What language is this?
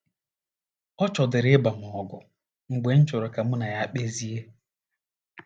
Igbo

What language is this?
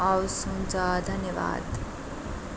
Nepali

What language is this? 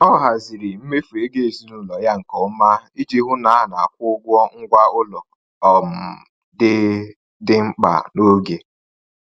Igbo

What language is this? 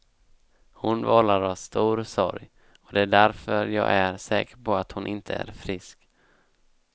Swedish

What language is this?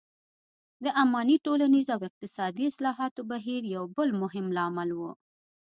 Pashto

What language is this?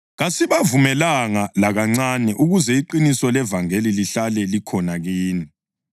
North Ndebele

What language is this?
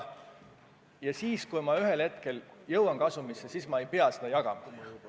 Estonian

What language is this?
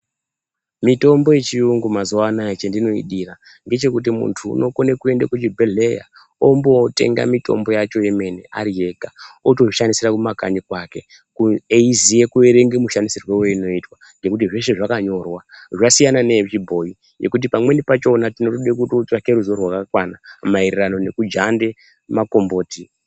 Ndau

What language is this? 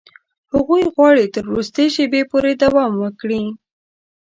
Pashto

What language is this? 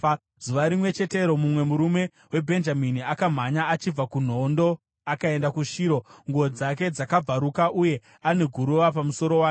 Shona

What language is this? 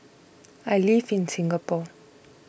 English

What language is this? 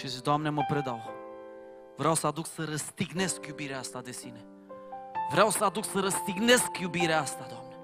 Romanian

